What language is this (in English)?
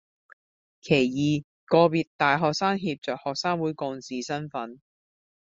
Cantonese